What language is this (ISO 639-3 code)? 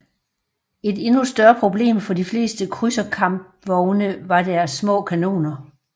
dan